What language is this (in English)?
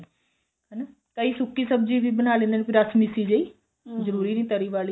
Punjabi